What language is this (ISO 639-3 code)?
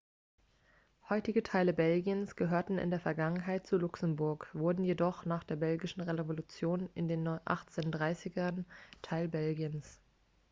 deu